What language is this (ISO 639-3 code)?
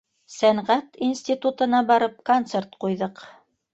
bak